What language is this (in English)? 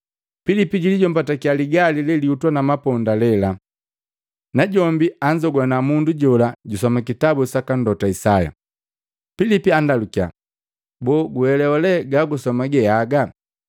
Matengo